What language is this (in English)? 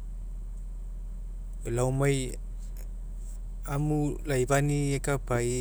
Mekeo